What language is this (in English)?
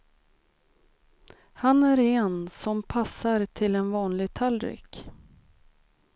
Swedish